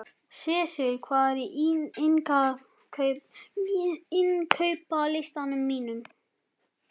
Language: Icelandic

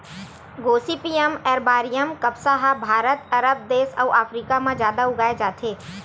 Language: Chhattisgarhi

